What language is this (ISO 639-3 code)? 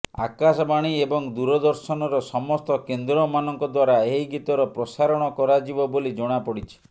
ori